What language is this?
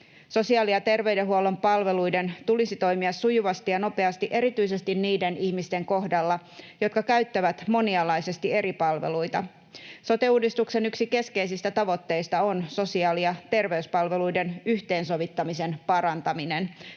Finnish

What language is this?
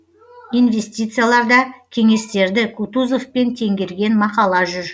Kazakh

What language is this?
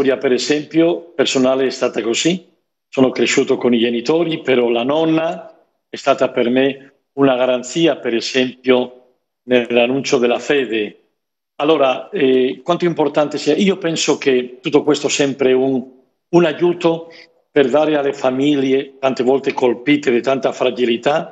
Italian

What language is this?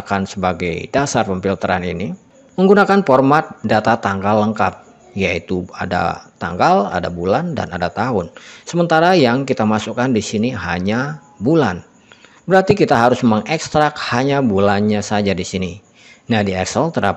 Indonesian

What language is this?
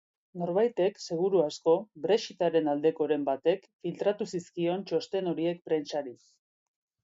Basque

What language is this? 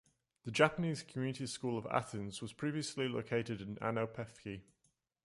English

